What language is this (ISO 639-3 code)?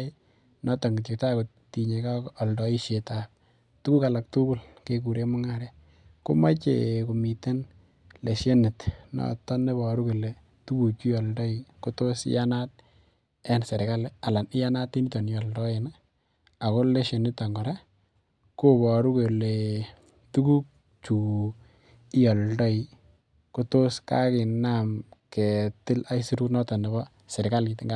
kln